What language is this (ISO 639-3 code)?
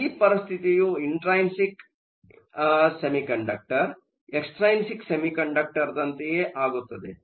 kan